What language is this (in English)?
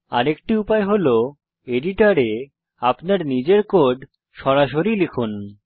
Bangla